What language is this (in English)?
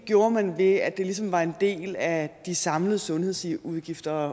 Danish